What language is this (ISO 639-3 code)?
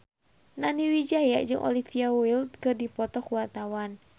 sun